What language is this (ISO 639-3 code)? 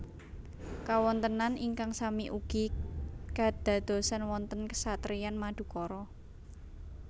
jav